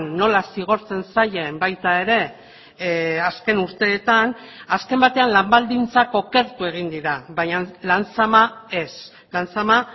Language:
Basque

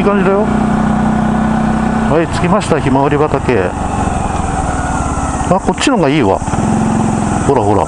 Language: Japanese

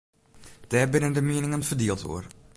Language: Western Frisian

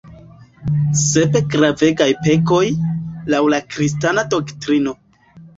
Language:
Esperanto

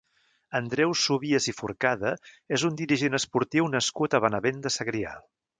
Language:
Catalan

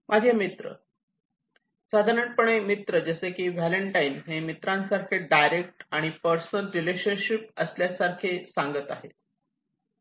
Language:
Marathi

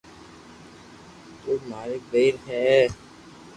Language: Loarki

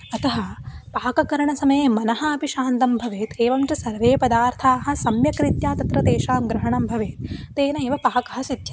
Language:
Sanskrit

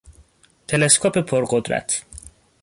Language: Persian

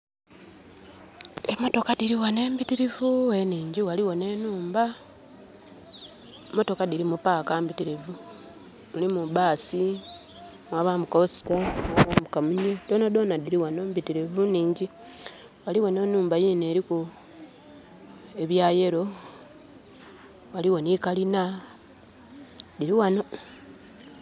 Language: Soga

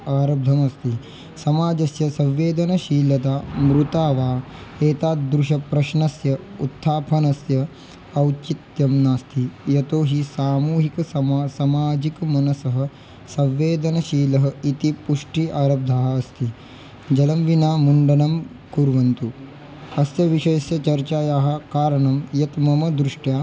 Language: Sanskrit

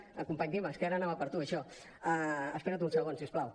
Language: Catalan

